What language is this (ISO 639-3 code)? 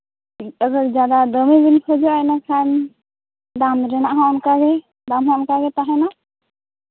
sat